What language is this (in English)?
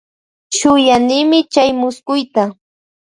Loja Highland Quichua